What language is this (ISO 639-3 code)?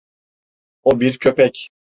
tur